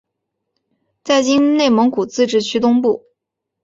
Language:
Chinese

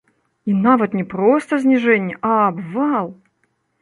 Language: Belarusian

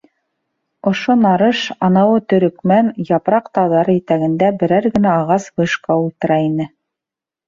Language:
Bashkir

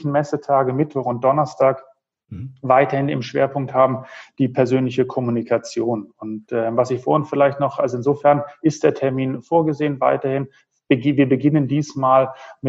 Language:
German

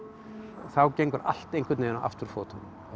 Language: Icelandic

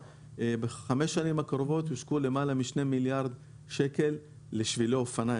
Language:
Hebrew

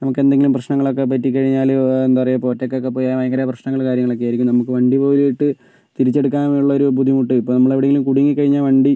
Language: Malayalam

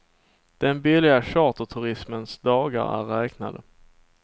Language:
Swedish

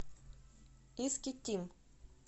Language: Russian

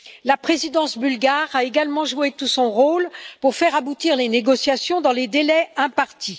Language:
French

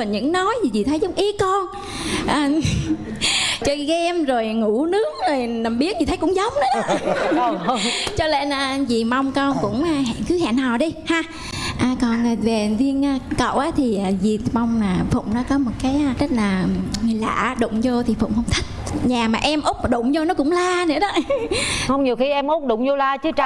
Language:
Vietnamese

